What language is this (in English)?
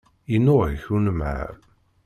Kabyle